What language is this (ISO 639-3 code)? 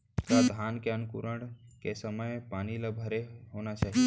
hne